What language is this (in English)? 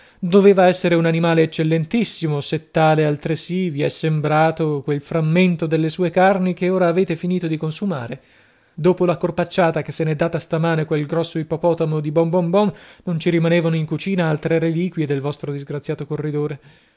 Italian